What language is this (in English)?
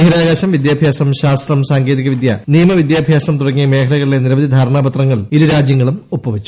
Malayalam